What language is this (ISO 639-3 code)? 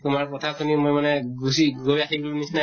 asm